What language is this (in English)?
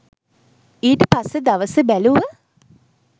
Sinhala